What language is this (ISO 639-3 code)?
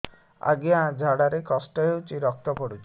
ori